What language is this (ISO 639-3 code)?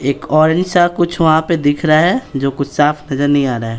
hin